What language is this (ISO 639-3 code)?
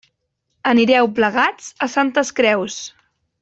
cat